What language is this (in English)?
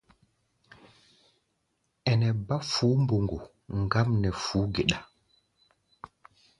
Gbaya